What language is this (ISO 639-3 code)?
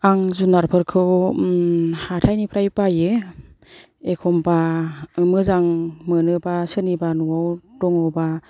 brx